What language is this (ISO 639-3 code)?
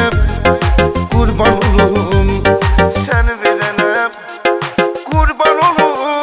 tur